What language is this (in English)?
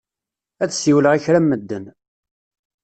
Kabyle